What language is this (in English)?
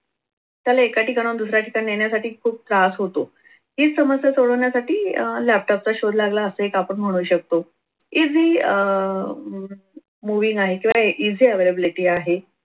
Marathi